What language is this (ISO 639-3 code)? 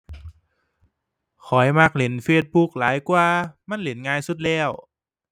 tha